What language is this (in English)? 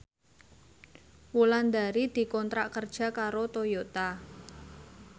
Javanese